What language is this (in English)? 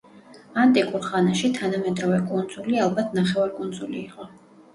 Georgian